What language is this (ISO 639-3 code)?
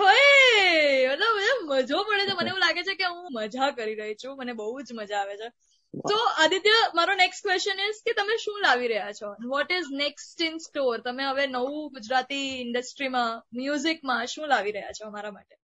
guj